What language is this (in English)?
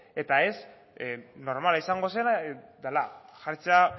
Basque